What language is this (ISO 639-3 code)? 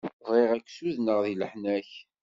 kab